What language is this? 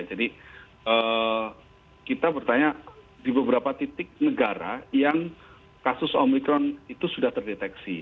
Indonesian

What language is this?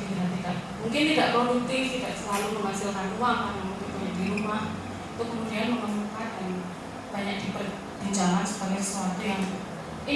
Indonesian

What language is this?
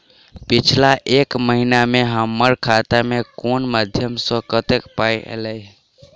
Maithili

